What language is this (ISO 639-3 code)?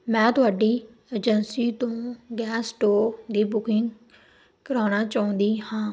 pan